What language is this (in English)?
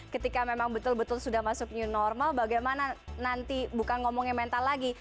Indonesian